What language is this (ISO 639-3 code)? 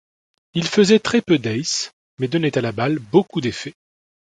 fra